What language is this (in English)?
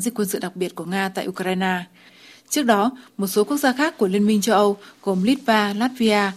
Vietnamese